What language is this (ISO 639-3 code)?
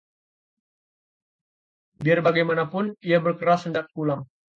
ind